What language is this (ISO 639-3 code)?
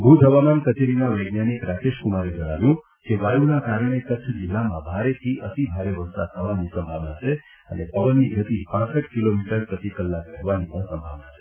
guj